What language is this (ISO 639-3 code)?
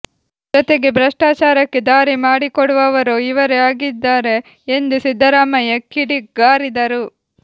kan